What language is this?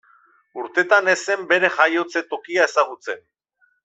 Basque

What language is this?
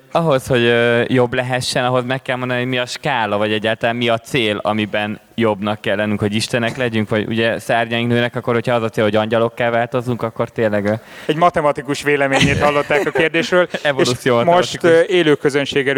Hungarian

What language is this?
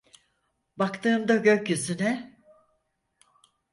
Turkish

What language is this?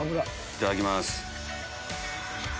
Japanese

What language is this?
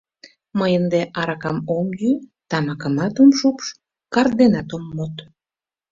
Mari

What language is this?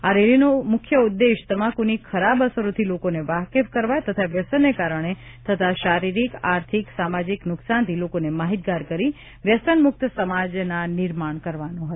Gujarati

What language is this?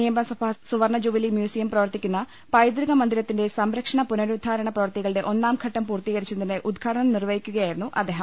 Malayalam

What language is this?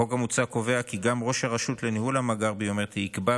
Hebrew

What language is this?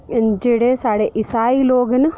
Dogri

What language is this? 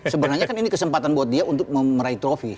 Indonesian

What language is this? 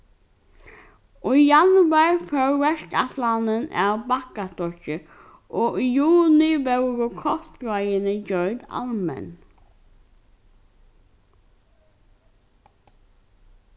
Faroese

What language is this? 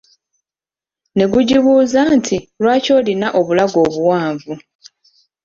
Ganda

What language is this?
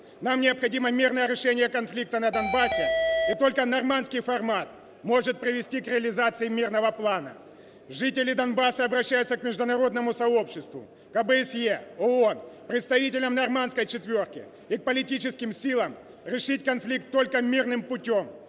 Ukrainian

